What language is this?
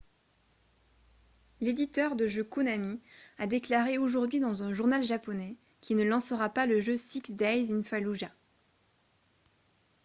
French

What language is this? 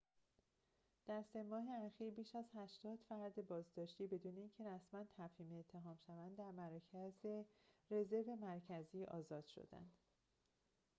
Persian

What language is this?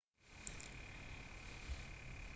Persian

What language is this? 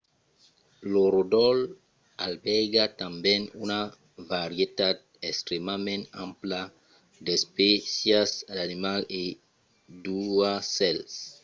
Occitan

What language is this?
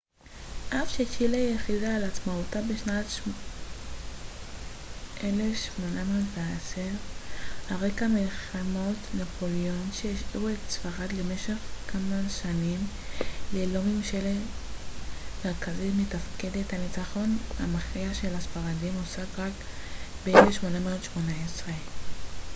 Hebrew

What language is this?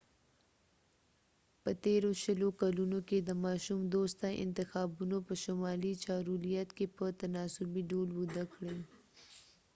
Pashto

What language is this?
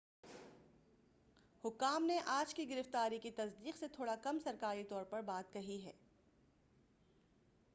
Urdu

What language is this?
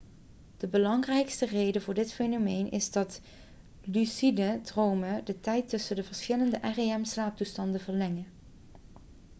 Dutch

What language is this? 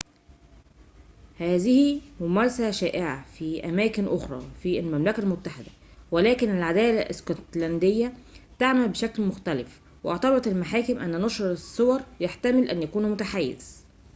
Arabic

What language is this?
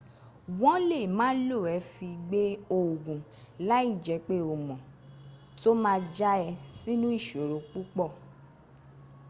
Yoruba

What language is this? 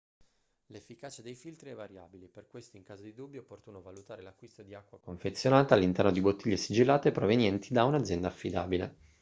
Italian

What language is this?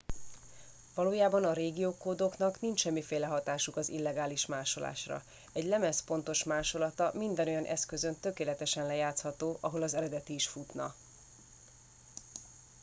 Hungarian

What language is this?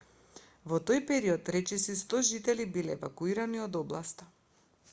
Macedonian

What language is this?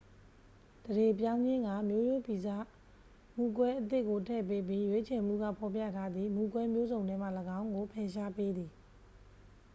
Burmese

